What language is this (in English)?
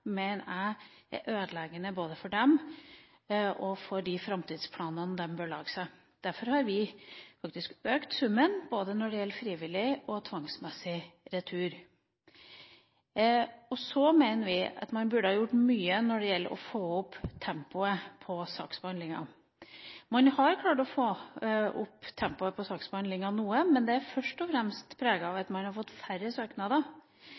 Norwegian Bokmål